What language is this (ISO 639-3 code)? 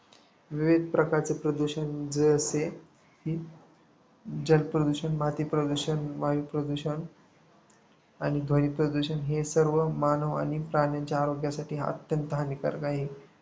mar